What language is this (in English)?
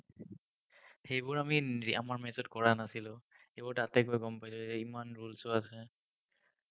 Assamese